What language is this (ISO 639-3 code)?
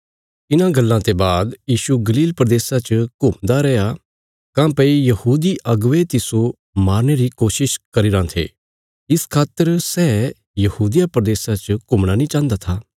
kfs